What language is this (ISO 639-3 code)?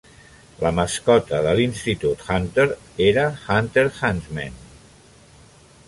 cat